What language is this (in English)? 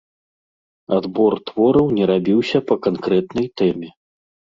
Belarusian